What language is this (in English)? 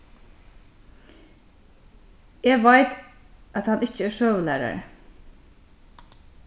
Faroese